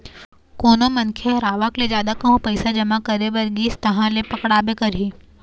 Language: Chhattisgarhi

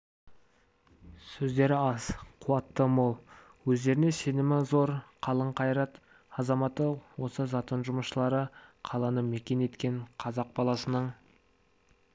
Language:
Kazakh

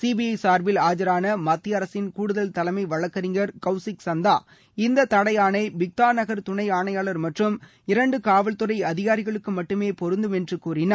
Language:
Tamil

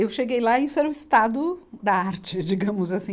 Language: Portuguese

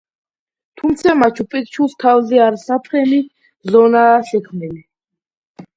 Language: Georgian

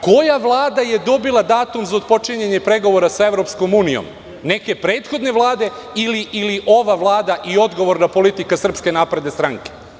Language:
Serbian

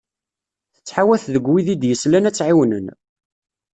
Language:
Kabyle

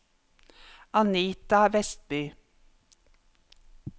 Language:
Norwegian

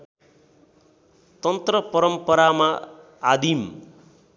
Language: Nepali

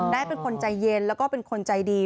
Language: Thai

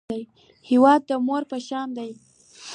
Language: Pashto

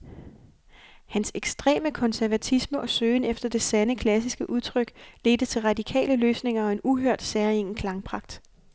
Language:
Danish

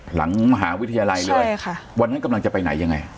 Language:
Thai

